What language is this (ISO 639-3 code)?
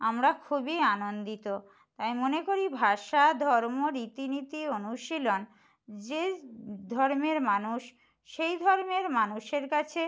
ben